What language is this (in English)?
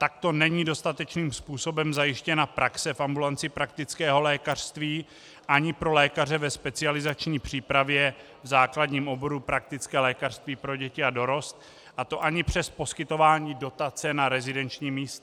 Czech